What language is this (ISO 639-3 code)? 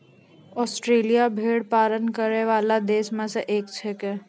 mai